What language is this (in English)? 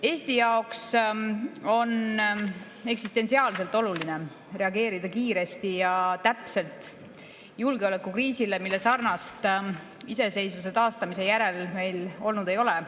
Estonian